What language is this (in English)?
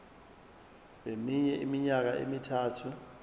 Zulu